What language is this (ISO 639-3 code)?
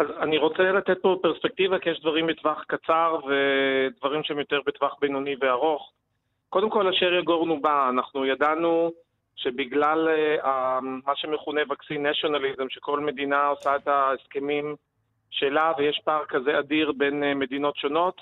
heb